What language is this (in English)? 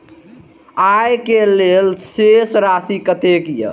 Maithili